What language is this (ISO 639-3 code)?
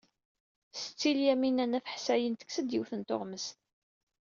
kab